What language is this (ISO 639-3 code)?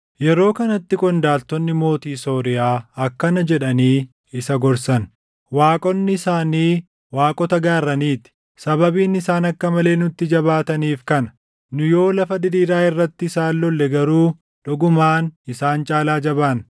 orm